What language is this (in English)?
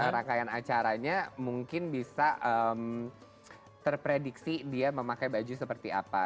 Indonesian